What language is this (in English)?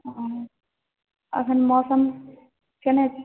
Maithili